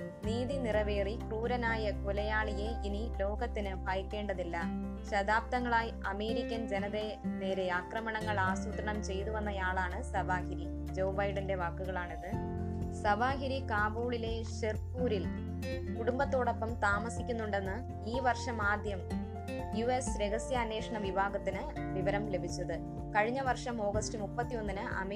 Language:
Malayalam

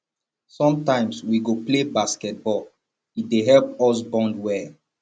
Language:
Nigerian Pidgin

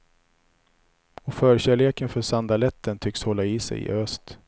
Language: Swedish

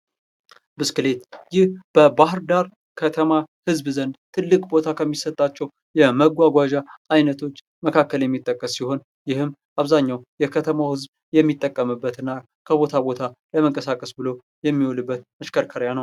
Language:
Amharic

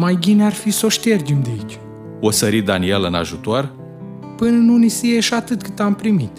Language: Romanian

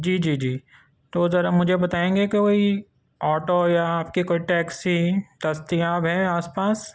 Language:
Urdu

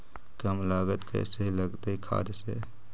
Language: Magahi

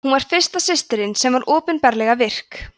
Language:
Icelandic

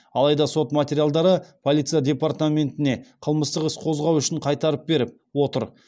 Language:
Kazakh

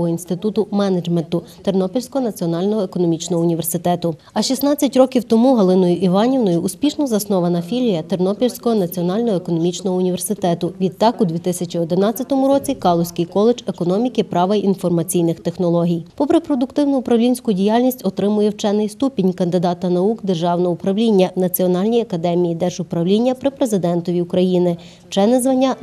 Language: Ukrainian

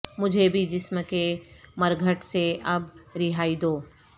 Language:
Urdu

